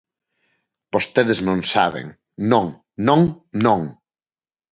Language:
Galician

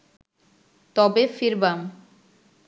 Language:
Bangla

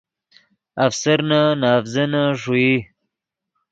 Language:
Yidgha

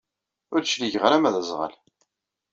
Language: Kabyle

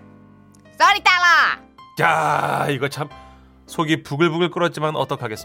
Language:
Korean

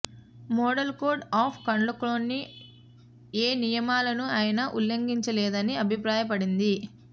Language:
Telugu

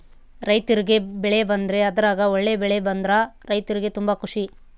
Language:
Kannada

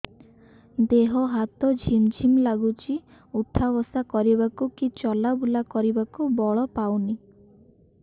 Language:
Odia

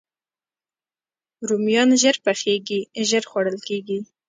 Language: Pashto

